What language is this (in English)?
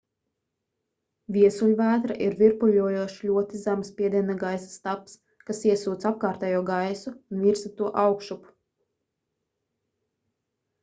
Latvian